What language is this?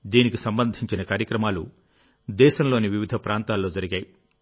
Telugu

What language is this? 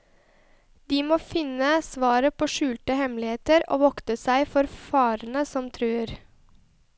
Norwegian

